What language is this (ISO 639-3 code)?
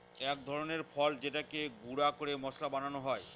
ben